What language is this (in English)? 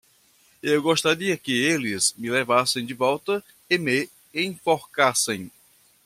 Portuguese